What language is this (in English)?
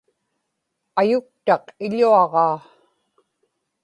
Inupiaq